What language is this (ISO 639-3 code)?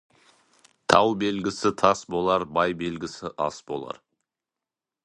kaz